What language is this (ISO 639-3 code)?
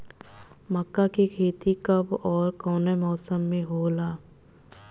bho